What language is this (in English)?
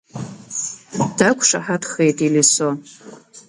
Abkhazian